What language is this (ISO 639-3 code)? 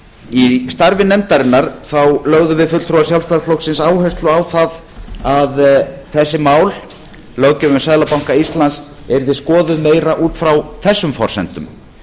isl